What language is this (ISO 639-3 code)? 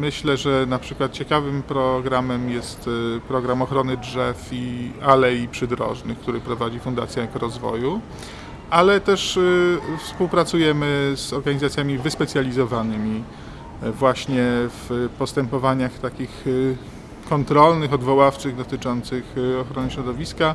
pol